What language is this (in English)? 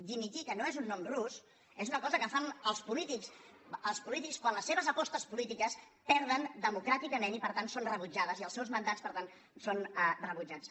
Catalan